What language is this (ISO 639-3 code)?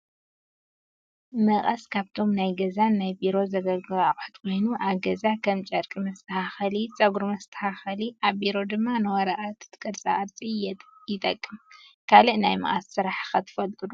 tir